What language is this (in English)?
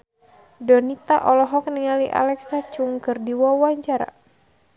Sundanese